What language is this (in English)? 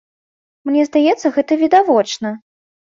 Belarusian